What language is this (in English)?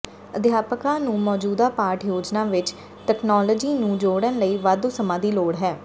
Punjabi